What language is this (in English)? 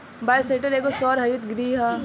Bhojpuri